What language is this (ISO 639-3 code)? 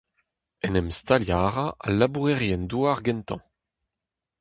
bre